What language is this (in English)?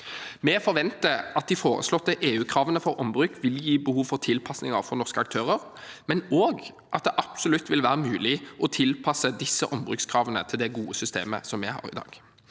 Norwegian